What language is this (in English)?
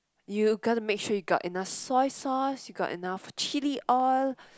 English